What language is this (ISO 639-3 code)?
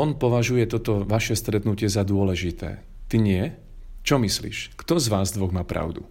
slk